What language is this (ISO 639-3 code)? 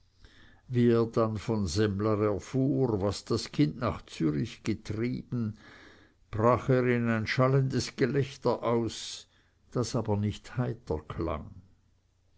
deu